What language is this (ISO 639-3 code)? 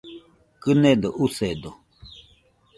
hux